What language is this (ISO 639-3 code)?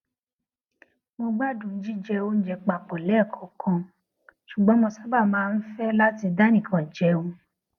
yor